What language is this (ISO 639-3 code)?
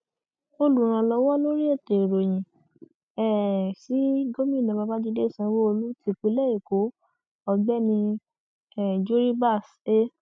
yor